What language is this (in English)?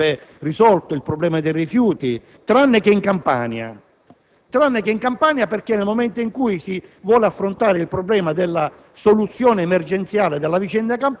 Italian